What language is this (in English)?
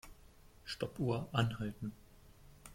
German